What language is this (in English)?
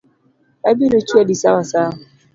Luo (Kenya and Tanzania)